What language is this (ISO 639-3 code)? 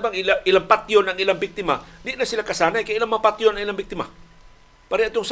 fil